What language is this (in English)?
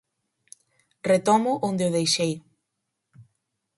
Galician